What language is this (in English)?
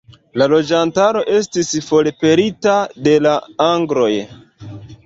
Esperanto